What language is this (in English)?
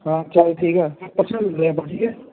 Punjabi